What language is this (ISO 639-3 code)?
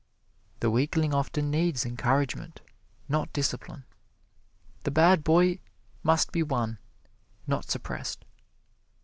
eng